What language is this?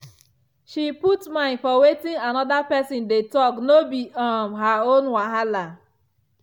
Nigerian Pidgin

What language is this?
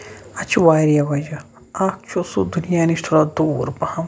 Kashmiri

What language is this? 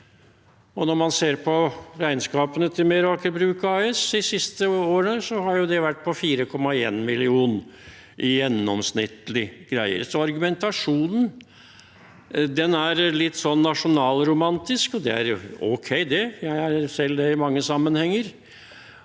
Norwegian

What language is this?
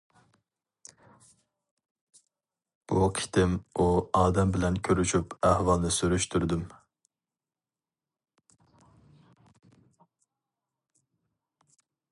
Uyghur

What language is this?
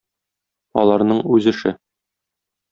Tatar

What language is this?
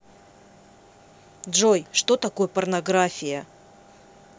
Russian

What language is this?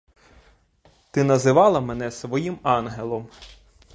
Ukrainian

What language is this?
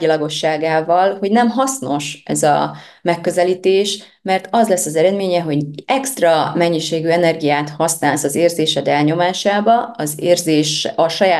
Hungarian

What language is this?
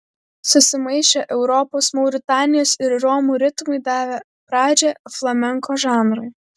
Lithuanian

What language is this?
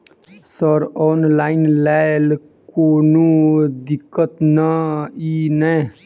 Maithili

